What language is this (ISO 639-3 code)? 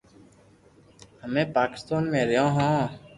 lrk